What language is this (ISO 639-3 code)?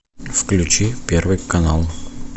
rus